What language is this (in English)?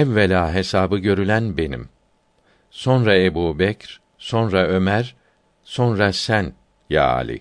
Turkish